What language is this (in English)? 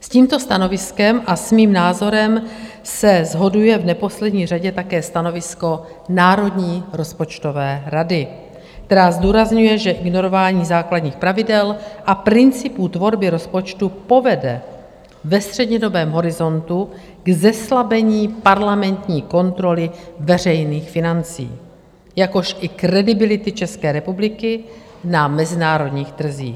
Czech